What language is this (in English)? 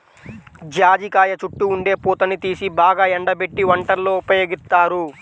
Telugu